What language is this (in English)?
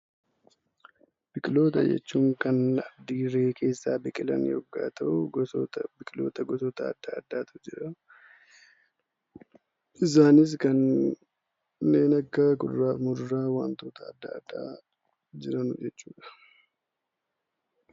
Oromo